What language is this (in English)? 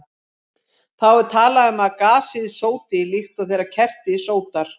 Icelandic